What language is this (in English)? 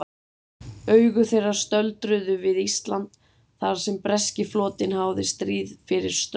Icelandic